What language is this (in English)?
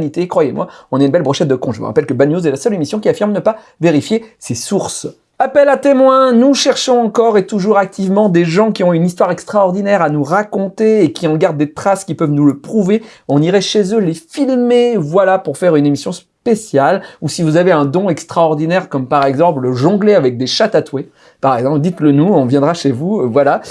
French